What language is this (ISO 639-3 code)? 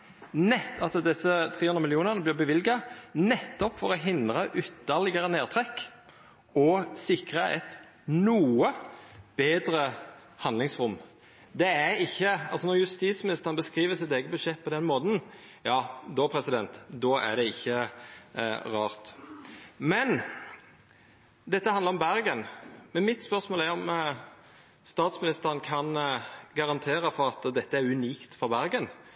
nno